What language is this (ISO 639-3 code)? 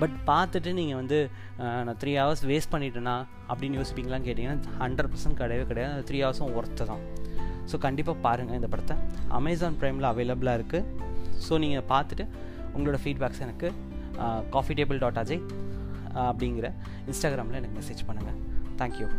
tam